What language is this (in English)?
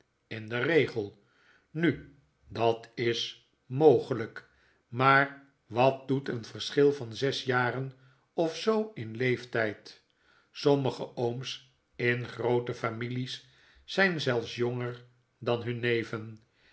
Dutch